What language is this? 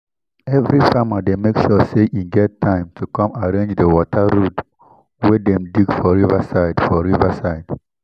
Nigerian Pidgin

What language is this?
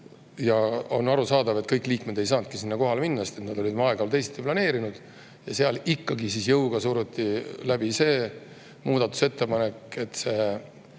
Estonian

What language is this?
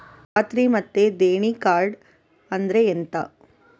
Kannada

